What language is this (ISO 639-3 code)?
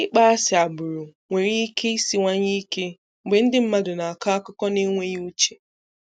ibo